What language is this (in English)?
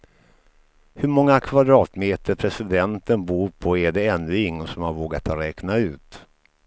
Swedish